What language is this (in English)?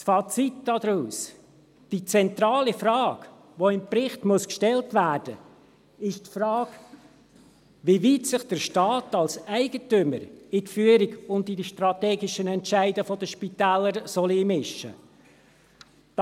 Swiss German